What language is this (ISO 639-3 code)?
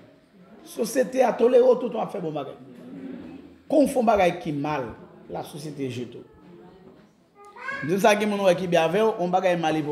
fra